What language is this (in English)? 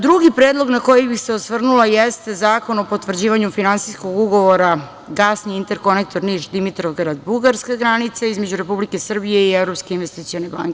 Serbian